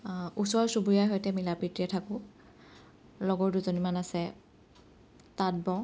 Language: Assamese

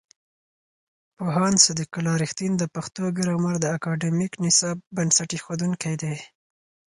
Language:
Pashto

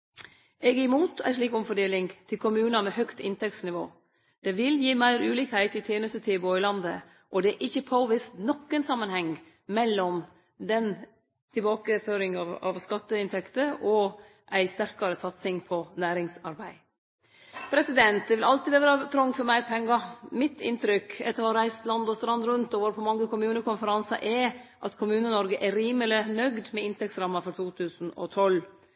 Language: Norwegian Nynorsk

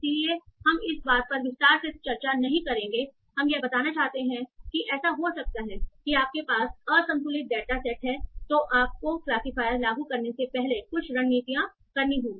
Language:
Hindi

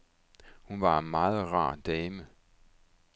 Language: Danish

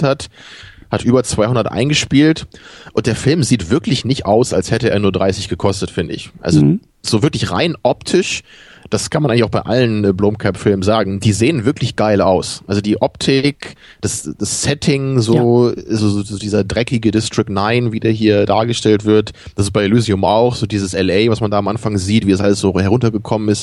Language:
German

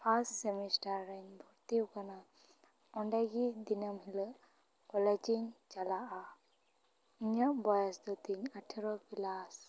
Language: Santali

